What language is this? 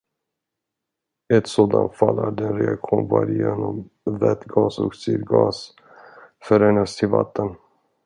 Swedish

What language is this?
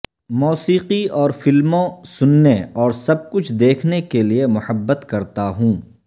Urdu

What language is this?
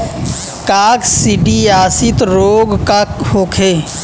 Bhojpuri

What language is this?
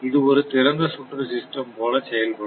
Tamil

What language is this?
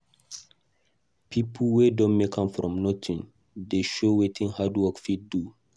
Nigerian Pidgin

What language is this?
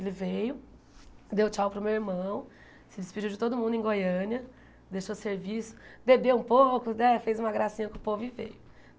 Portuguese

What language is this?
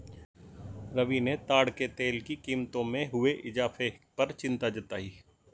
Hindi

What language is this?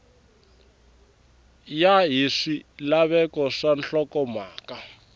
Tsonga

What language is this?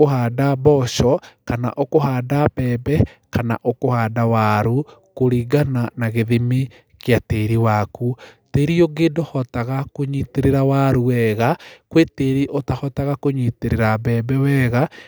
Kikuyu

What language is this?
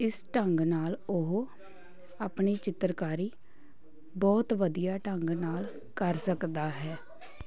Punjabi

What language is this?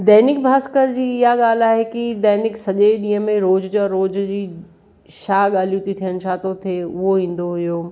Sindhi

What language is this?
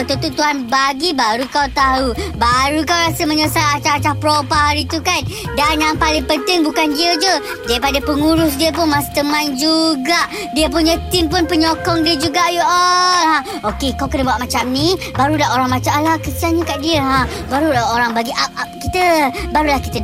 Malay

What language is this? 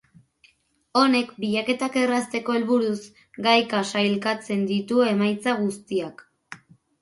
Basque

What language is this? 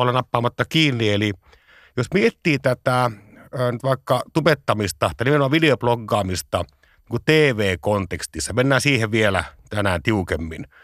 Finnish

